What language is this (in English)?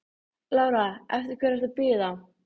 Icelandic